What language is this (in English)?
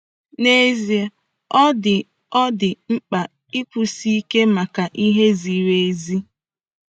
Igbo